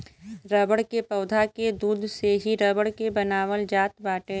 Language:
Bhojpuri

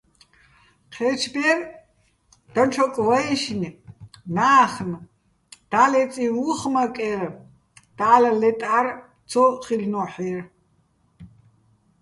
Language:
Bats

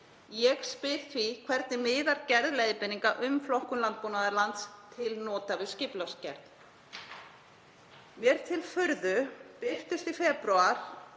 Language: Icelandic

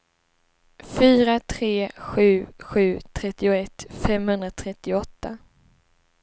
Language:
Swedish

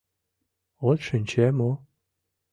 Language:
Mari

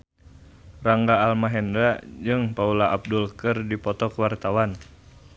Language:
Sundanese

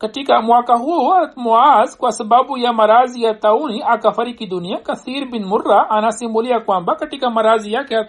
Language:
Swahili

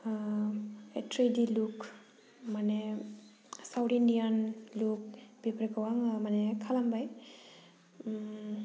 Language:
Bodo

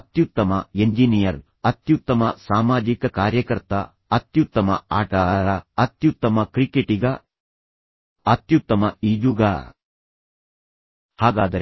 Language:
Kannada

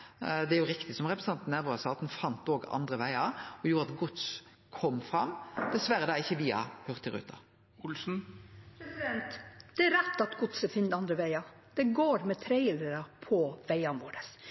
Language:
Norwegian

